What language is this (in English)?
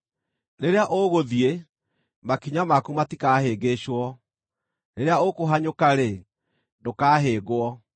Kikuyu